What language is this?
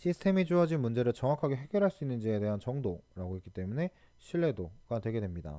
Korean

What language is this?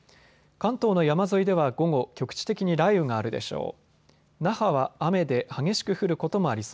Japanese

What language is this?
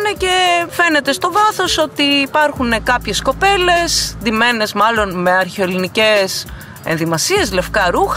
Greek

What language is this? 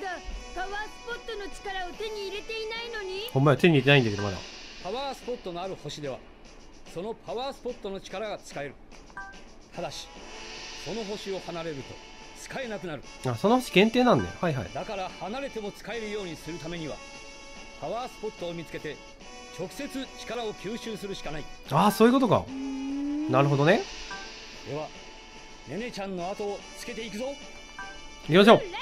Japanese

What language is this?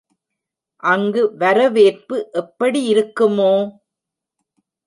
Tamil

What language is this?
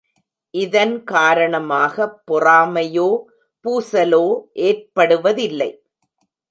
Tamil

